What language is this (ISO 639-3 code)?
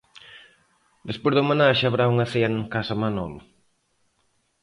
glg